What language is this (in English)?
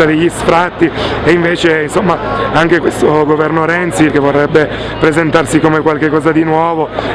Italian